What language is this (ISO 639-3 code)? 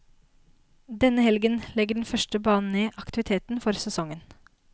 nor